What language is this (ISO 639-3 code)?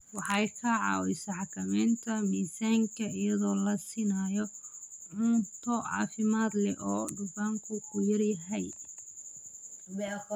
som